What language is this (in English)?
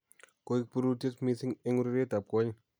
Kalenjin